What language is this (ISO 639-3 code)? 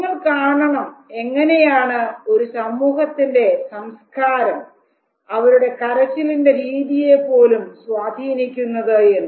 mal